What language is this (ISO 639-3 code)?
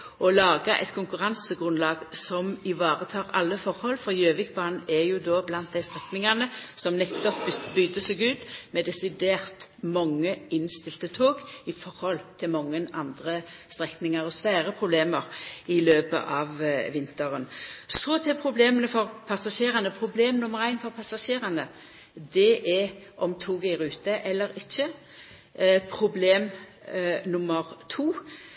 nno